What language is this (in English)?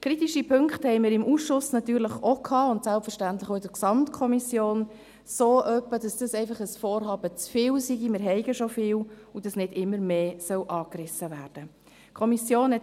Swiss German